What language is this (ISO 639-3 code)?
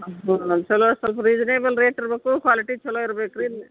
kan